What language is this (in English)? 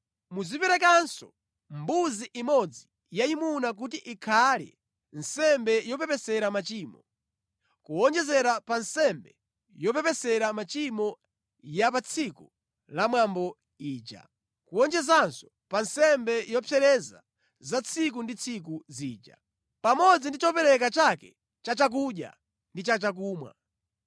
Nyanja